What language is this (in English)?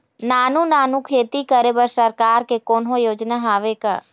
Chhattisgarhi